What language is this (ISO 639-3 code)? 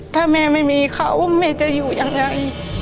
tha